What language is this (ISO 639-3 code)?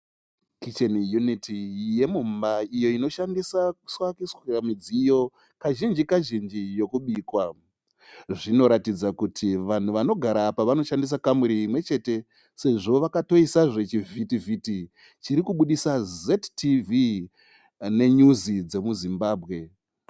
sna